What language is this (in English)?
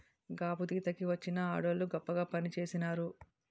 Telugu